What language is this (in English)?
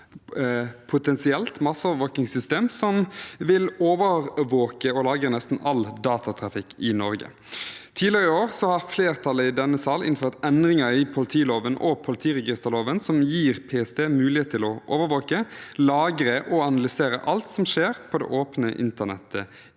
Norwegian